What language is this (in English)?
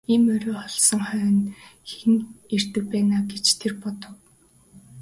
Mongolian